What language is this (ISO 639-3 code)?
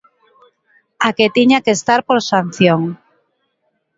glg